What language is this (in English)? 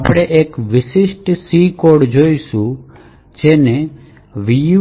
Gujarati